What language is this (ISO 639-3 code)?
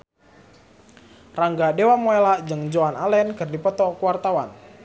sun